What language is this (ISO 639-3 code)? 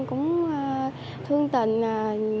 vie